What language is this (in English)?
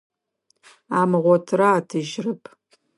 Adyghe